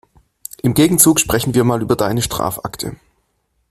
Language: German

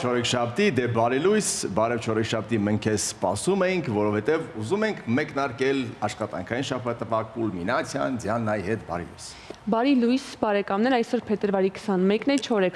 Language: Romanian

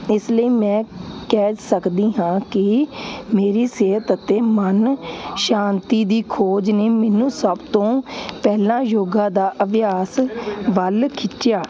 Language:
Punjabi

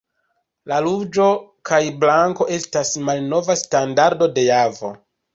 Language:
Esperanto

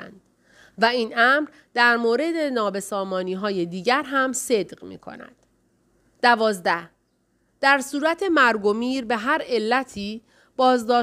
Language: Persian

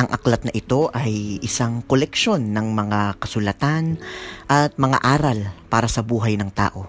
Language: Filipino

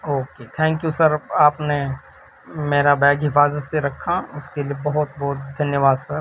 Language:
Urdu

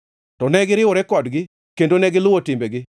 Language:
Luo (Kenya and Tanzania)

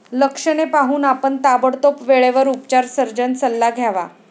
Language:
Marathi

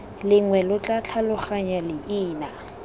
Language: Tswana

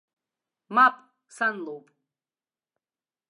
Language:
Abkhazian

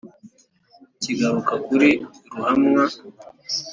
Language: Kinyarwanda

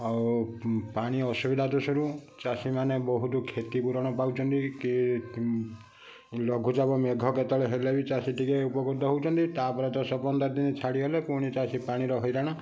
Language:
Odia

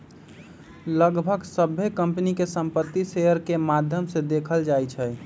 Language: Magahi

